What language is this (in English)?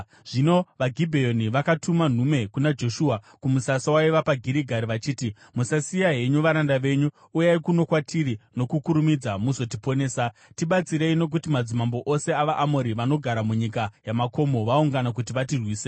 Shona